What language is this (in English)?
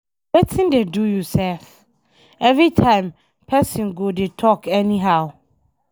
Nigerian Pidgin